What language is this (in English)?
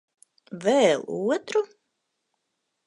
Latvian